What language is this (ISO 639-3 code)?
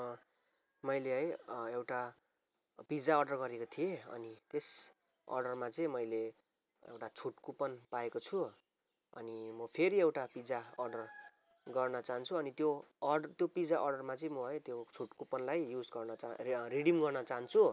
nep